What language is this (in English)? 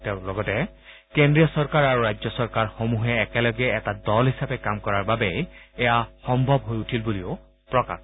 Assamese